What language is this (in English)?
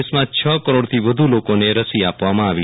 Gujarati